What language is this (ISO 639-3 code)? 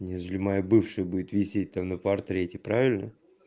rus